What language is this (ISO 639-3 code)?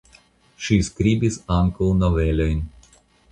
epo